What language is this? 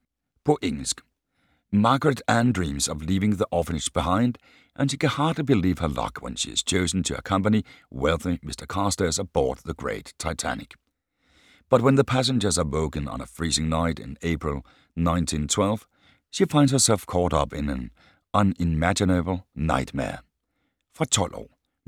Danish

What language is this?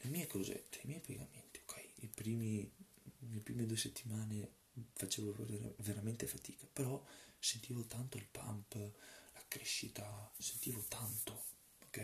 Italian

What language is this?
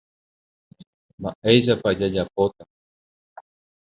Guarani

